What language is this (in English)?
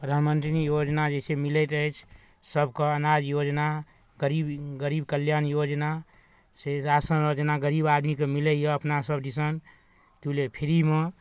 Maithili